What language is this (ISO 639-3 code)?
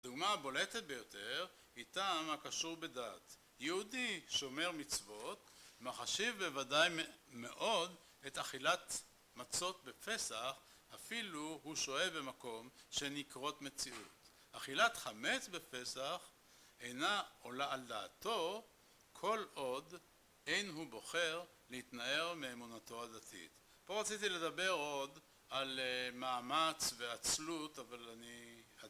heb